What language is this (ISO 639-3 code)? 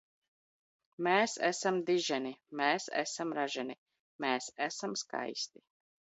lav